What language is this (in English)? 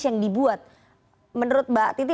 Indonesian